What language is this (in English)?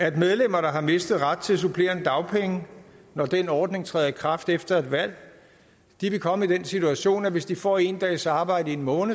Danish